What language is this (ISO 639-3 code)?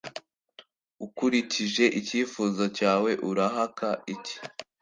kin